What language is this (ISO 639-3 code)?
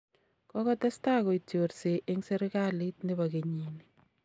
kln